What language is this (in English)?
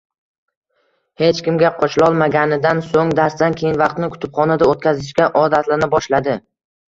Uzbek